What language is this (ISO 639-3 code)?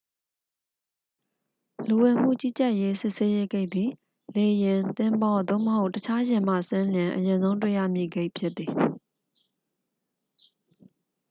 mya